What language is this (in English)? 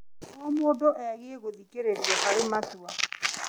Kikuyu